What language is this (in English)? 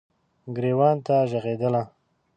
Pashto